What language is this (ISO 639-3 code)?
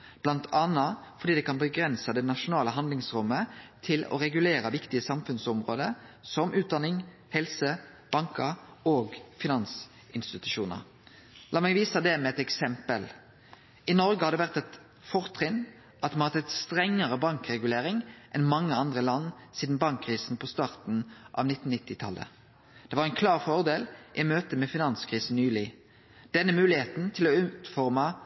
nno